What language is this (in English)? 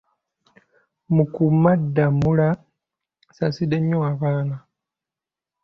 Ganda